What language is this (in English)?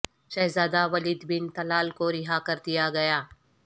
Urdu